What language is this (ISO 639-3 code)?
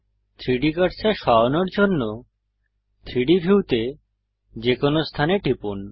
ben